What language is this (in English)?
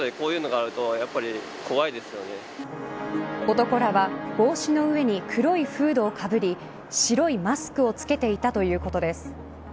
Japanese